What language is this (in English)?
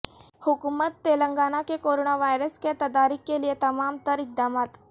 Urdu